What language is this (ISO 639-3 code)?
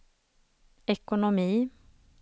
swe